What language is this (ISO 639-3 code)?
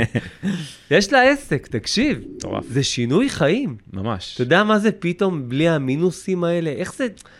heb